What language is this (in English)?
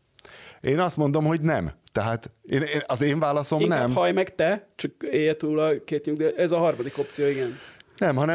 Hungarian